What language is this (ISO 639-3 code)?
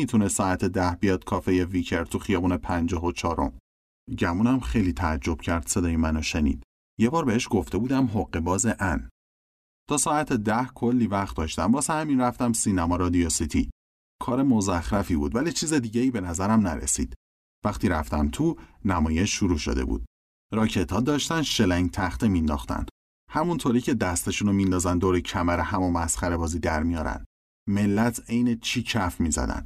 fas